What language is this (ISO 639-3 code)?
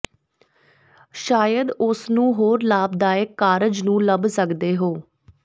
pan